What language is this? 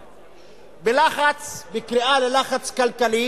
Hebrew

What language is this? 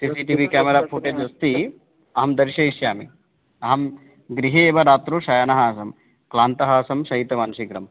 Sanskrit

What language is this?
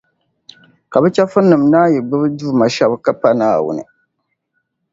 Dagbani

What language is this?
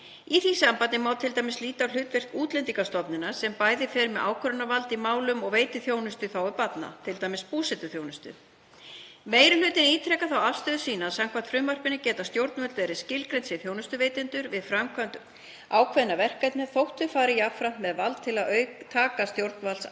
Icelandic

